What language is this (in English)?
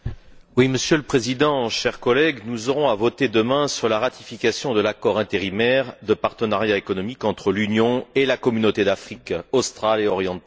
French